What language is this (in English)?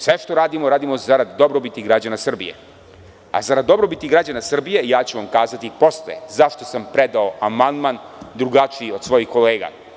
Serbian